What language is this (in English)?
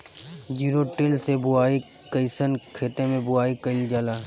Bhojpuri